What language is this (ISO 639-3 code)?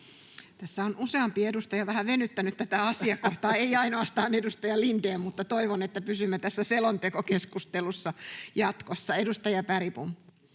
fin